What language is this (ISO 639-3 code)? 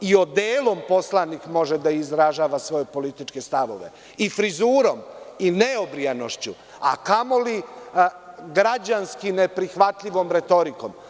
srp